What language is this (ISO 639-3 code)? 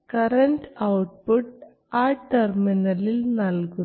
mal